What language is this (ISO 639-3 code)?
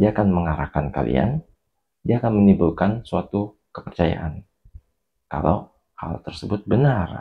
ind